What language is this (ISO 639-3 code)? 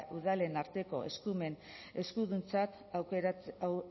eus